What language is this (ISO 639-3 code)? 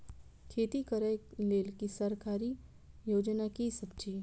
mai